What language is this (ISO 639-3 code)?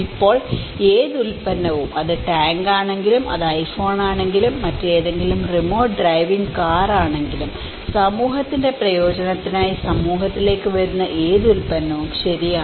mal